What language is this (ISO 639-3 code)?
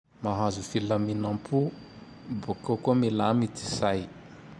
tdx